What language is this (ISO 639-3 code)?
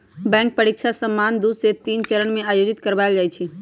mag